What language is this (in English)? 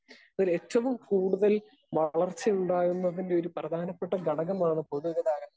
Malayalam